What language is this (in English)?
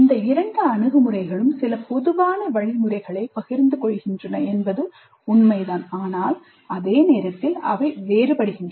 Tamil